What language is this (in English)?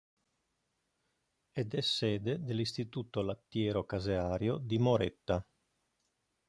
Italian